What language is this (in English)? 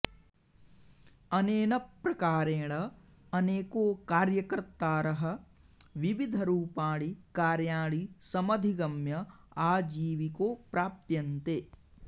Sanskrit